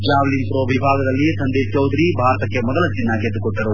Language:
Kannada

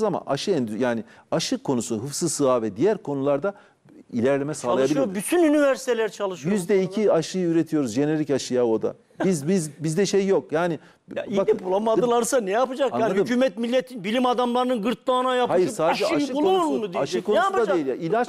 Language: Turkish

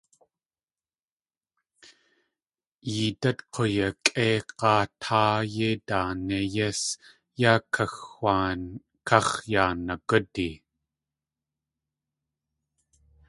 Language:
Tlingit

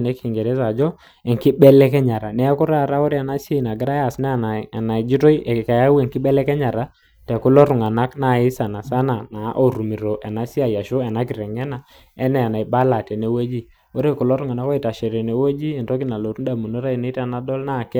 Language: Masai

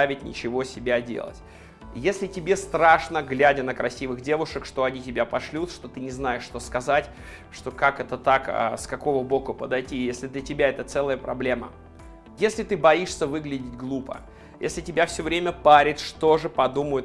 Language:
Russian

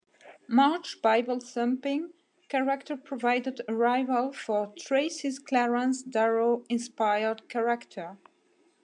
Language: English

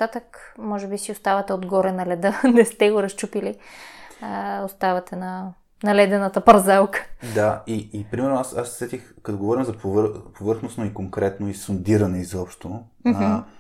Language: Bulgarian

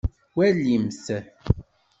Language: Kabyle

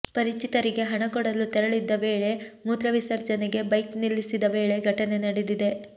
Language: Kannada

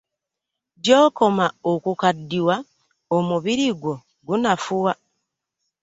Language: Ganda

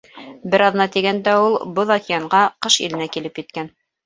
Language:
Bashkir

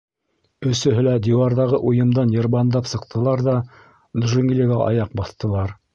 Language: Bashkir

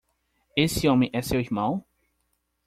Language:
Portuguese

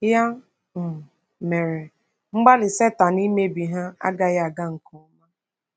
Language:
Igbo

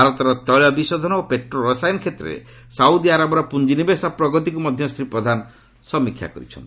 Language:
Odia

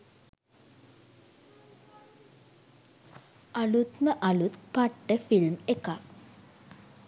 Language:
Sinhala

